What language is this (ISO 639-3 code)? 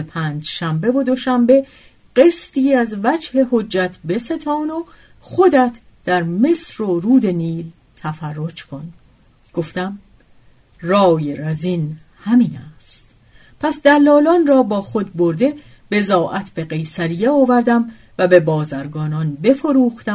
fas